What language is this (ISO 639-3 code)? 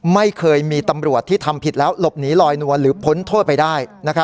tha